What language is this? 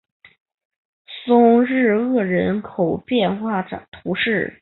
Chinese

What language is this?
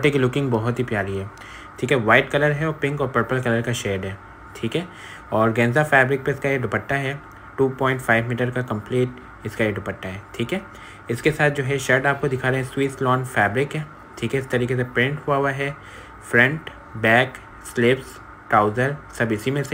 Hindi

